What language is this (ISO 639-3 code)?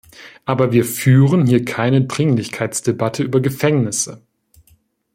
deu